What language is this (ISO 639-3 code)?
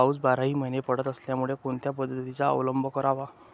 mar